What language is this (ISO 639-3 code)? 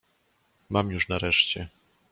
pol